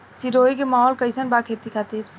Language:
Bhojpuri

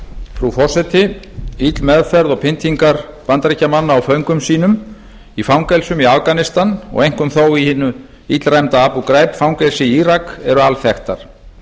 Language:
Icelandic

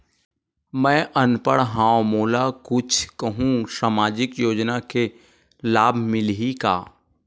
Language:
Chhattisgarhi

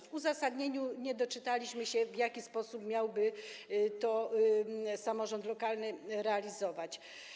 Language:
Polish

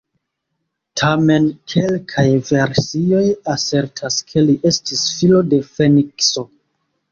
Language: Esperanto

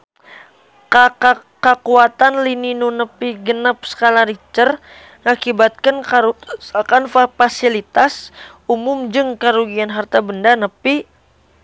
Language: Sundanese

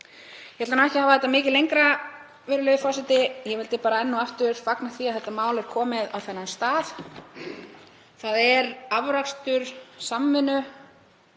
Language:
Icelandic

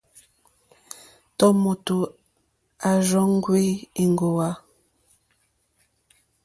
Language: Mokpwe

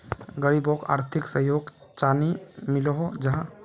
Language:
Magahi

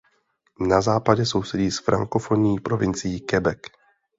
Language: Czech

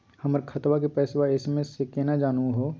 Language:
Magahi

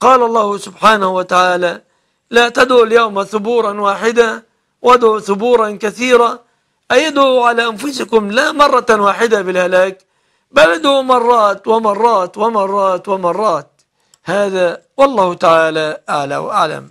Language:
Arabic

